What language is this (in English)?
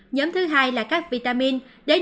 Vietnamese